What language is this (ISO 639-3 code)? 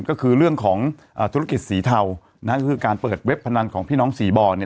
tha